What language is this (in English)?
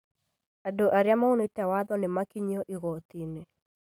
Kikuyu